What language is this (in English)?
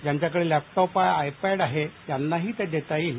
Marathi